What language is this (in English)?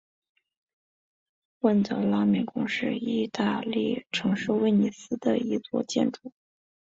Chinese